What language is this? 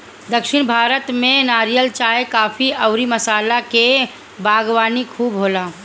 Bhojpuri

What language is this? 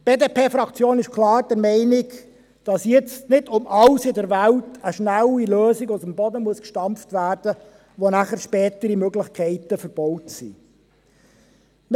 Swiss German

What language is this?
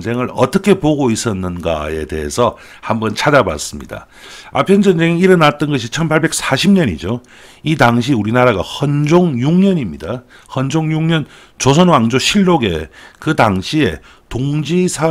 Korean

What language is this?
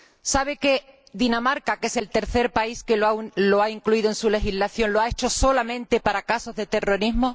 Spanish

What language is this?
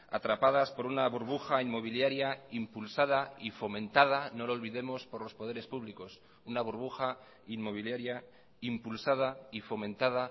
Spanish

